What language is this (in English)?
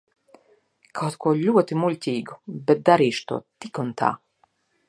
Latvian